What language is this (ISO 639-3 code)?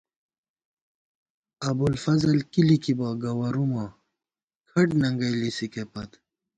gwt